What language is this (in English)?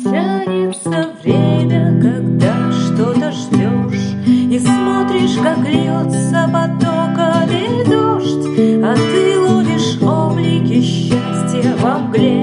Russian